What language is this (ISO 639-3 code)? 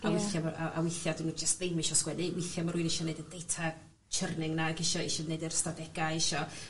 cym